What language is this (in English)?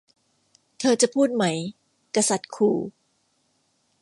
Thai